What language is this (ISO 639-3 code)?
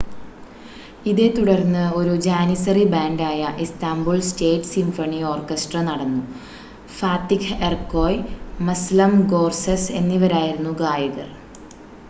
mal